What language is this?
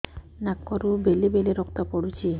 Odia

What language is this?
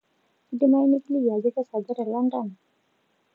Masai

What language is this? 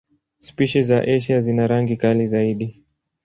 Swahili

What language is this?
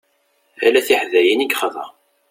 Kabyle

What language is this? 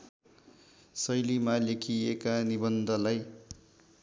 Nepali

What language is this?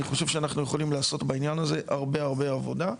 Hebrew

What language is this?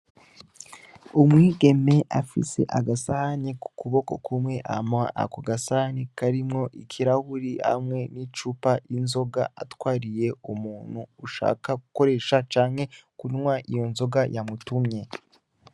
Rundi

